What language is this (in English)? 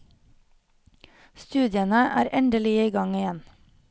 Norwegian